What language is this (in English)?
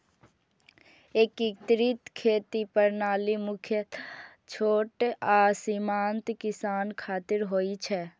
Maithili